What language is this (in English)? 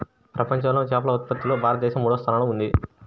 Telugu